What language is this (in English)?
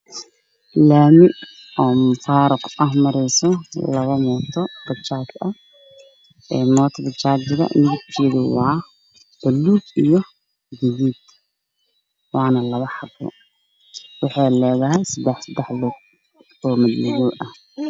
Somali